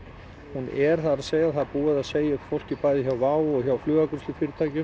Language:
Icelandic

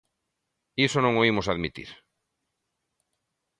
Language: Galician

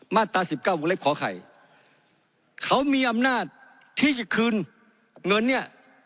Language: Thai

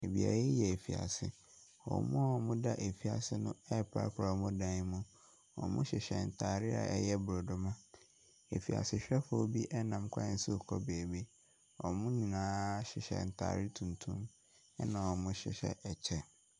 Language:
Akan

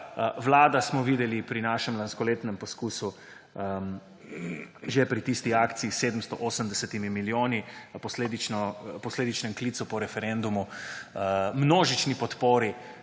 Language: Slovenian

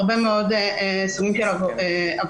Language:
Hebrew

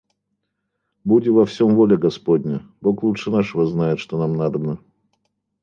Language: Russian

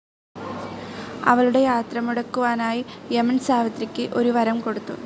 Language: Malayalam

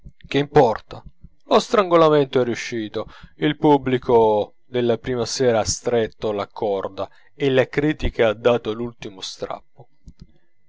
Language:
Italian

